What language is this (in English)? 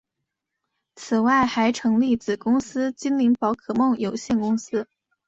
Chinese